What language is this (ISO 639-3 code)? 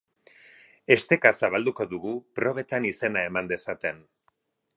eus